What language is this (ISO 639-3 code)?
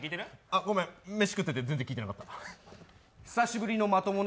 jpn